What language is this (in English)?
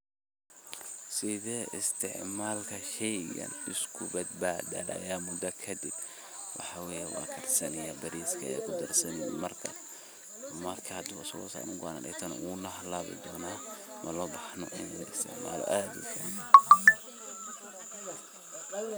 Somali